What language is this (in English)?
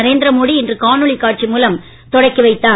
Tamil